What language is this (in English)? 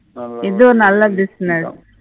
Tamil